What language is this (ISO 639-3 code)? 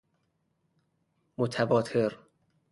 fas